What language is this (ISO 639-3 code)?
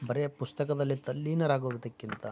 kan